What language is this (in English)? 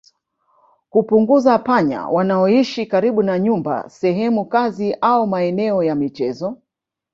Swahili